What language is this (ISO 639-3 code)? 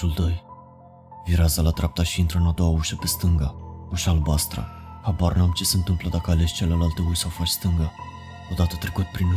ron